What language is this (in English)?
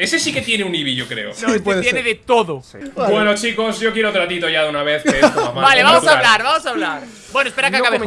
Spanish